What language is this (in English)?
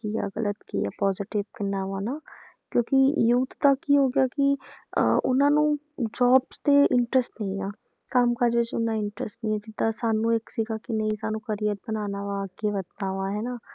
Punjabi